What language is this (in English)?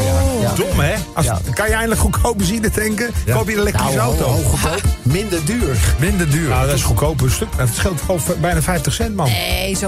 Dutch